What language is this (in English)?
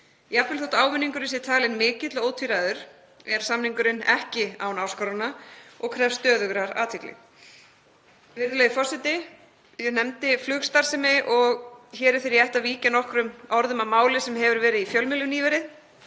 Icelandic